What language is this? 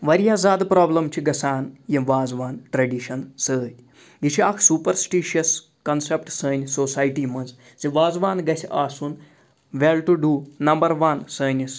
Kashmiri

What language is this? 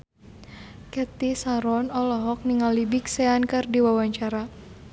Sundanese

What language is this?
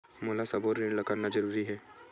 Chhattisgarhi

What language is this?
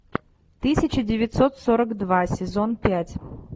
Russian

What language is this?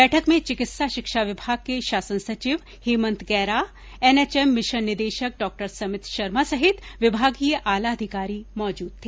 Hindi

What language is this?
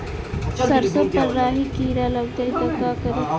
Bhojpuri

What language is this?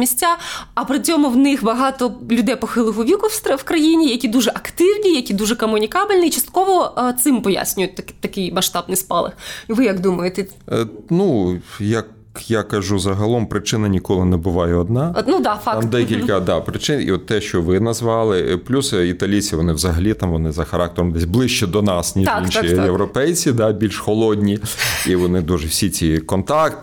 Ukrainian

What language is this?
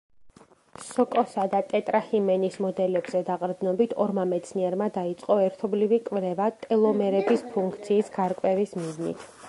Georgian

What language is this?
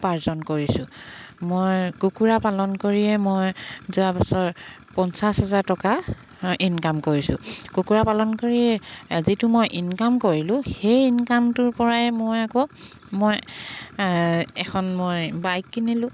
Assamese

